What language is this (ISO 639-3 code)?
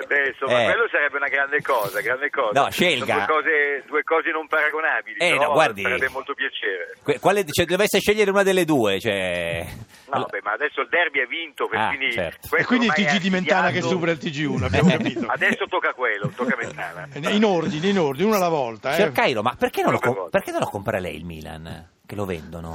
ita